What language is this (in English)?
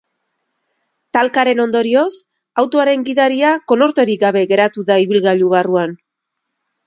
Basque